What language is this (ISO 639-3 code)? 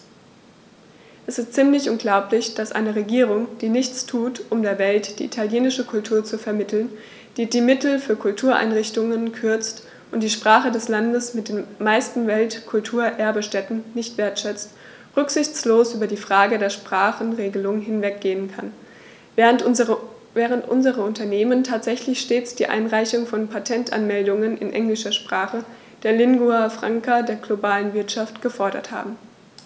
deu